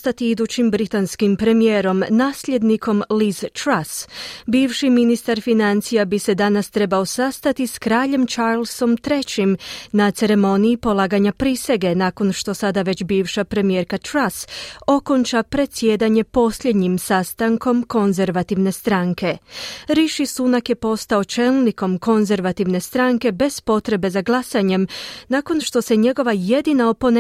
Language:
Croatian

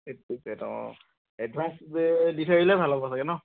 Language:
Assamese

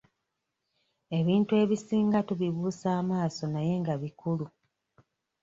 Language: Ganda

